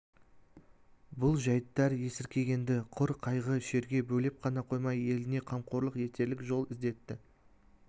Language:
Kazakh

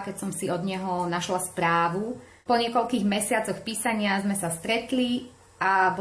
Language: Slovak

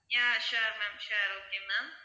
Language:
Tamil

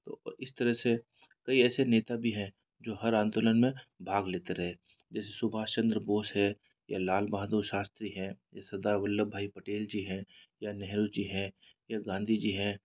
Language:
Hindi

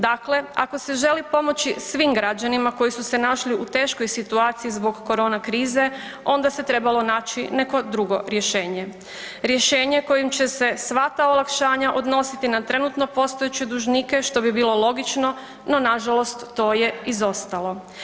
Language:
Croatian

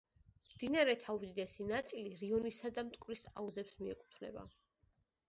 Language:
Georgian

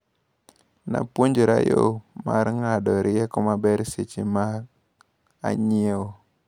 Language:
Luo (Kenya and Tanzania)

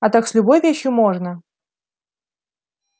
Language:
Russian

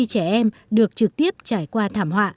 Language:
Vietnamese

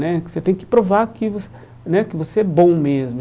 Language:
Portuguese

